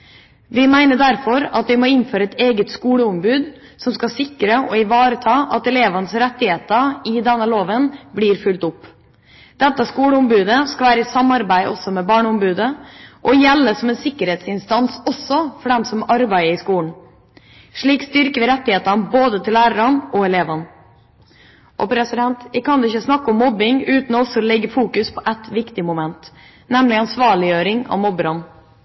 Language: Norwegian Bokmål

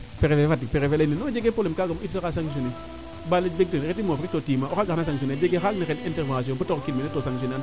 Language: Serer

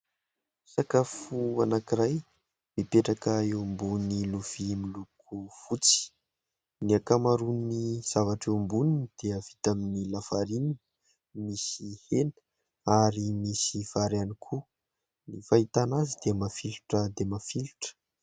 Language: Malagasy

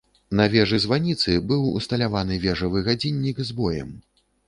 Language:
Belarusian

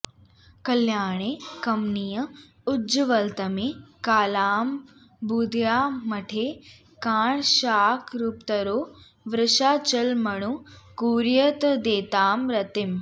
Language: Sanskrit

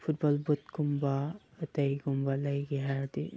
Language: Manipuri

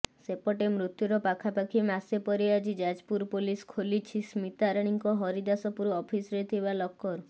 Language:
Odia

